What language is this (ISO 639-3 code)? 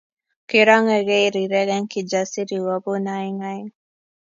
kln